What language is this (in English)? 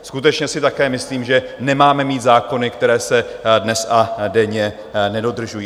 Czech